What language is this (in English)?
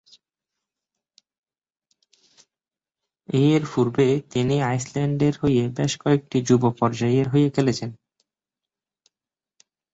Bangla